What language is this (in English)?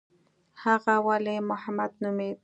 Pashto